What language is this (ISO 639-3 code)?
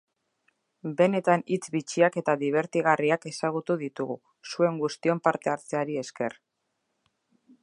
eus